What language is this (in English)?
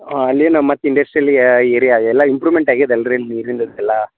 Kannada